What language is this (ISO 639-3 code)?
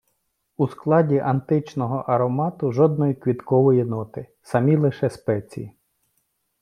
ukr